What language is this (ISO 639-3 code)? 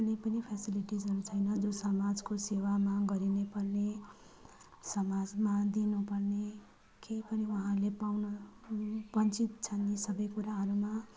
nep